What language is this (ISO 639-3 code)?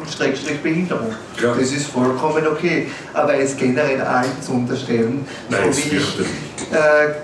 deu